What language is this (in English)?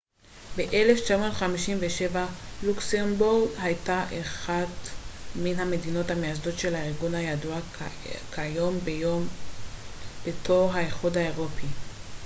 Hebrew